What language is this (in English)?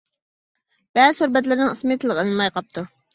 Uyghur